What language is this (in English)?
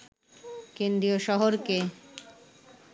Bangla